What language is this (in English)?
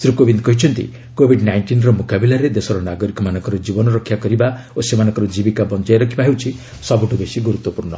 Odia